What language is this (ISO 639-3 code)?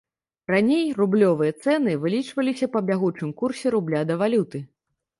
bel